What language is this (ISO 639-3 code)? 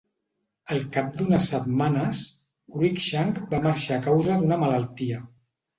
cat